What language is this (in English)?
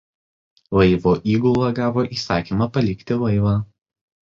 Lithuanian